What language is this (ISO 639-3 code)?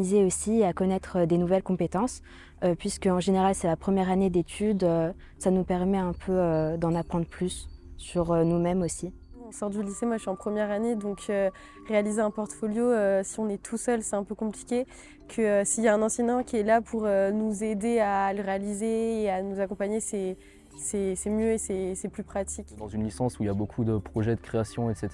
fra